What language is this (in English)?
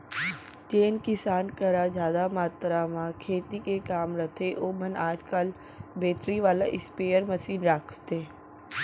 Chhattisgarhi